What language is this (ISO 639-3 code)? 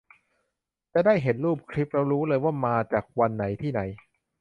tha